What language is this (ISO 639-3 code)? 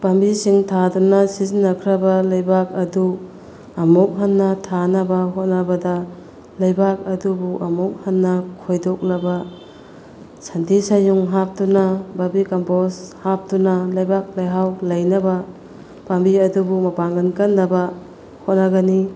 mni